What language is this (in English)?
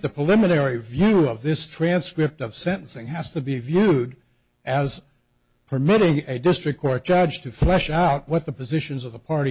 English